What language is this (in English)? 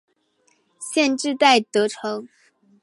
Chinese